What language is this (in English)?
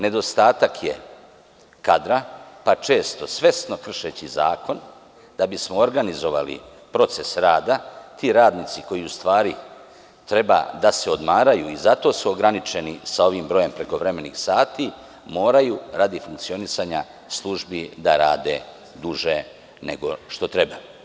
Serbian